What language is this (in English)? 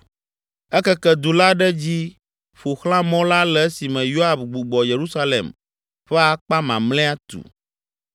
Ewe